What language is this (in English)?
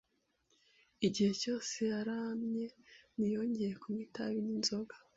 Kinyarwanda